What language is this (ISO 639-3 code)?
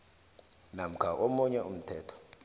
nbl